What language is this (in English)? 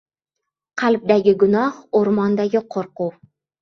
Uzbek